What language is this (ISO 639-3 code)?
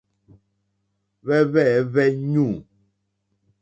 bri